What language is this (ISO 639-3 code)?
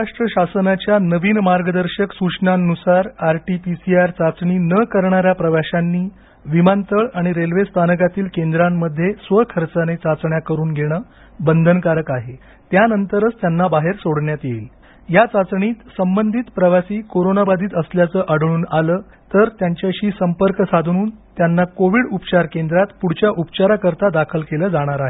mar